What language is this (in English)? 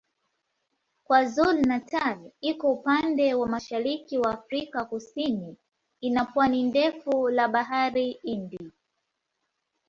Swahili